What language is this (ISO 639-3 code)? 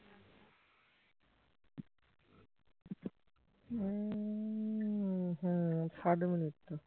ben